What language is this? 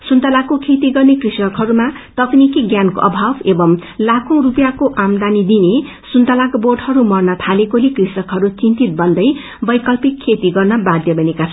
Nepali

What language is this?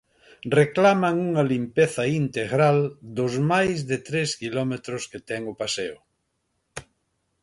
Galician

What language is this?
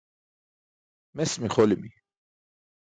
Burushaski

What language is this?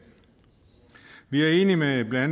Danish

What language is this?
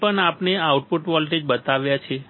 Gujarati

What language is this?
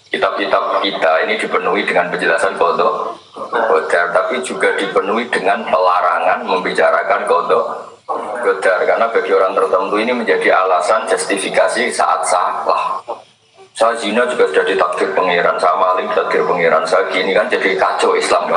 Indonesian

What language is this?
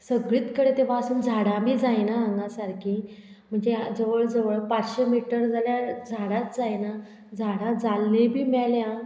Konkani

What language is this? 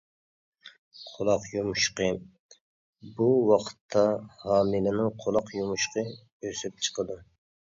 Uyghur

